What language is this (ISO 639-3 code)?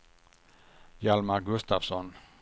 swe